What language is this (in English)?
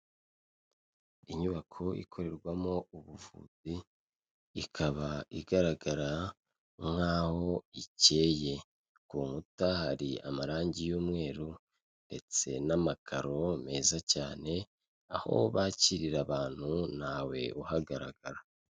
Kinyarwanda